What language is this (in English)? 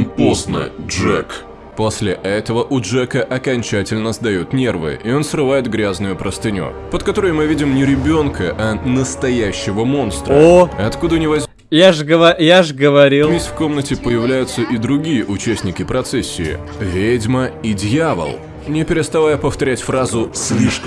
Russian